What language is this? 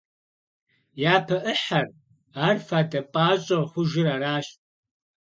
Kabardian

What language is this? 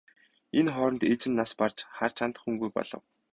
Mongolian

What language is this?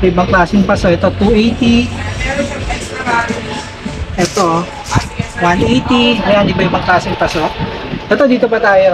Filipino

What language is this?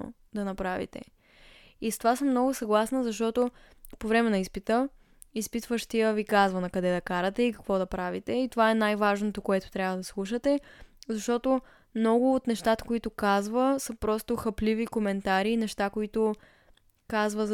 Bulgarian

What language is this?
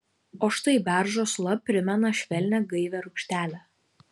Lithuanian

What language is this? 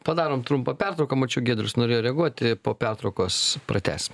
Lithuanian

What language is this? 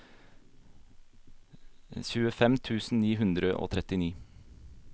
Norwegian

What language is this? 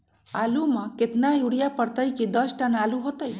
Magahi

